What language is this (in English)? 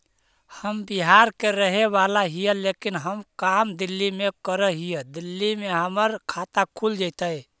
Magahi